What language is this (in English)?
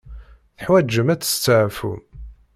Kabyle